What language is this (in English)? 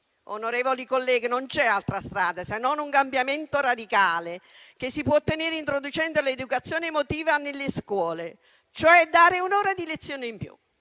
Italian